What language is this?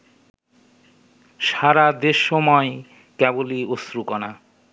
Bangla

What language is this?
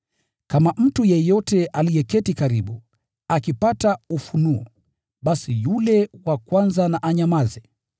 Swahili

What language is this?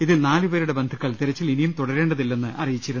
Malayalam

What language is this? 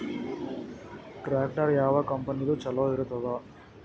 Kannada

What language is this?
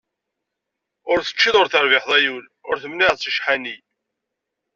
Kabyle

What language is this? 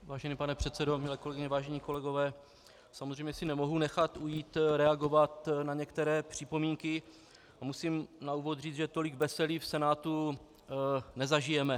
Czech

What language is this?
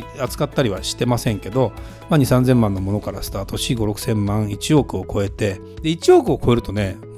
Japanese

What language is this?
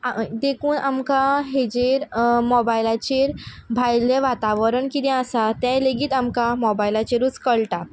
Konkani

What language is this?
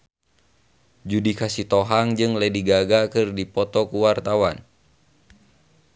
Sundanese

